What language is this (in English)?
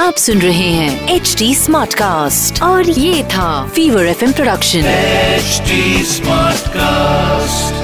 Hindi